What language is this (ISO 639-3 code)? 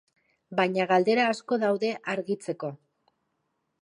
eus